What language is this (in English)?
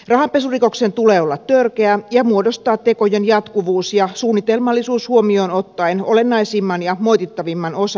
Finnish